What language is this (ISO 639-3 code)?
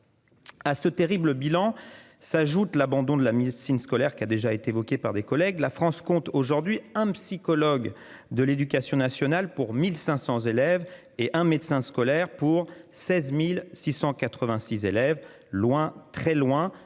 fra